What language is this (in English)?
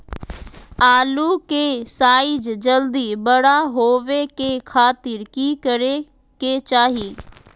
Magahi